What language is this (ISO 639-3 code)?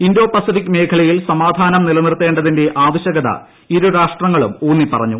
mal